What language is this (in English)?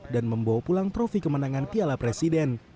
Indonesian